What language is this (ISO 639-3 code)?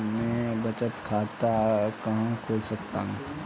hin